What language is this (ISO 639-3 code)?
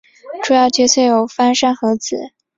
zho